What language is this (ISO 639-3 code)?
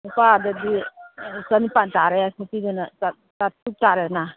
mni